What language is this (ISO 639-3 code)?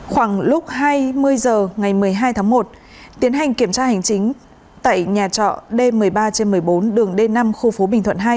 vie